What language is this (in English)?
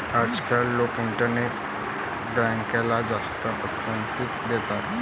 Marathi